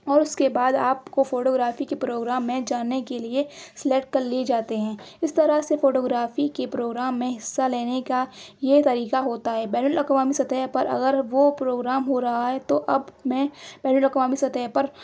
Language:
Urdu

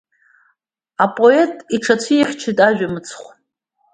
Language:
Abkhazian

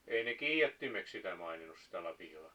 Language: Finnish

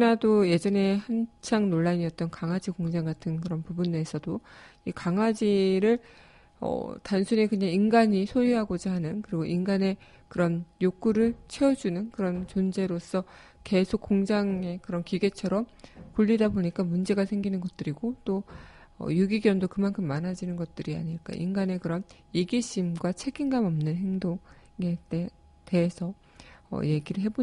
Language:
Korean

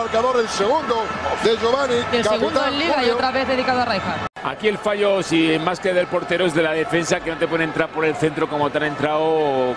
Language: Spanish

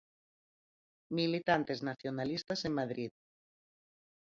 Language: Galician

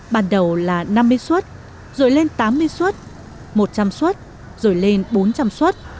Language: Vietnamese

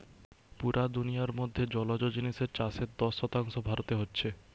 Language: Bangla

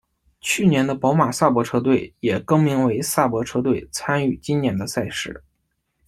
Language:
Chinese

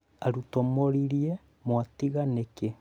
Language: Kikuyu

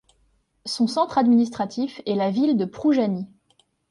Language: French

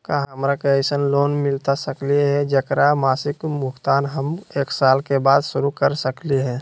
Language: Magahi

